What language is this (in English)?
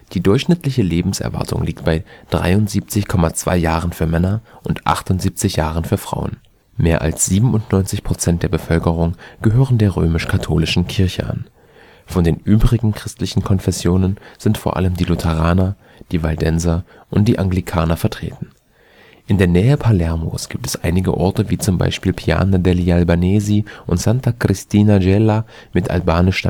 German